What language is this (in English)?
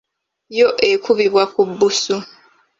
Ganda